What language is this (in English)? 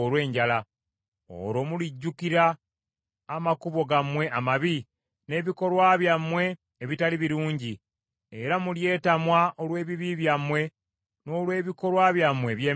Ganda